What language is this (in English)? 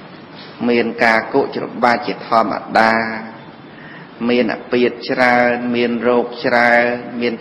Vietnamese